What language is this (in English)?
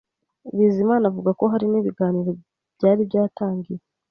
Kinyarwanda